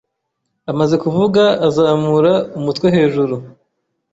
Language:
Kinyarwanda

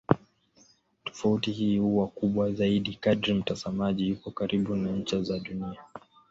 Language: Swahili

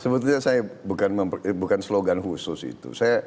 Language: Indonesian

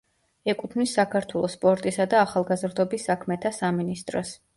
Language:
Georgian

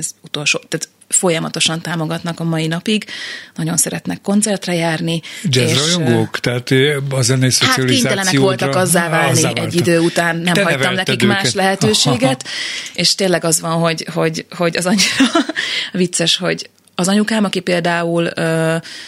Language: Hungarian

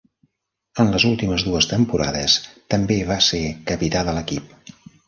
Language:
Catalan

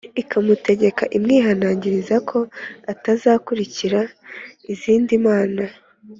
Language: Kinyarwanda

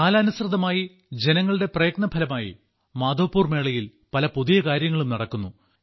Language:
Malayalam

